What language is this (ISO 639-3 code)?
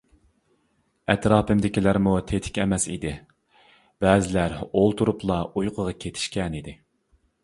uig